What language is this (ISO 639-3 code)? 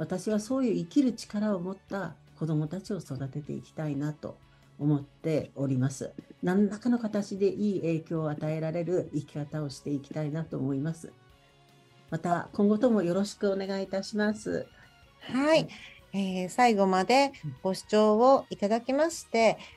jpn